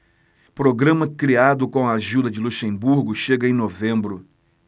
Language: Portuguese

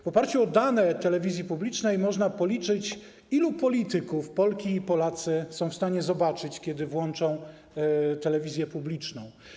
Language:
Polish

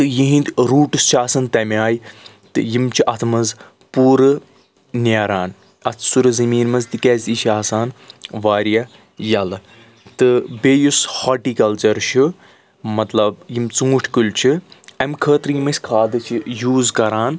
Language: Kashmiri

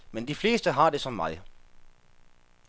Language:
Danish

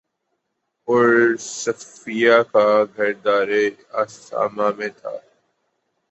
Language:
Urdu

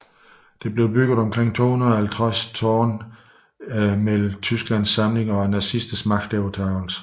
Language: Danish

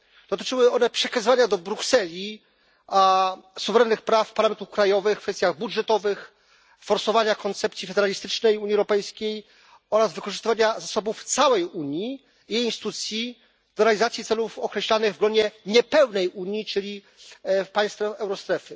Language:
Polish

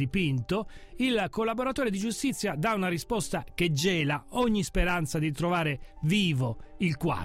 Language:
Italian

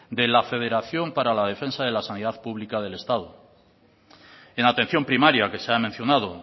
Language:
Spanish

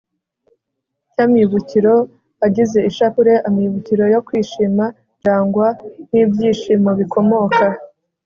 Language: Kinyarwanda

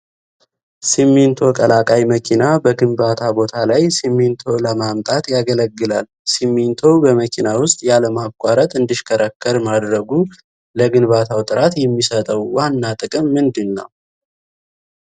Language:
Amharic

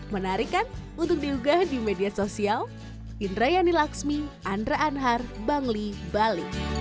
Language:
Indonesian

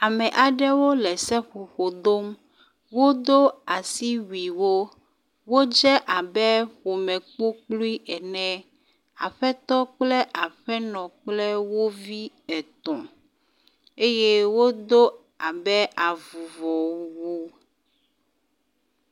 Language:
Ewe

